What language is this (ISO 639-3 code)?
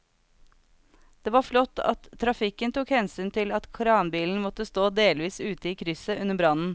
nor